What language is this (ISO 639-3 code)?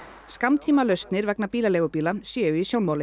isl